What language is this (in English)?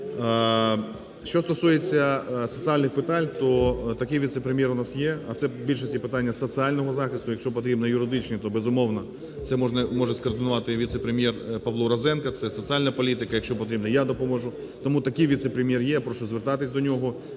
Ukrainian